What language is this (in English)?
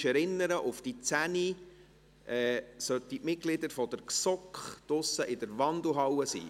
Swiss German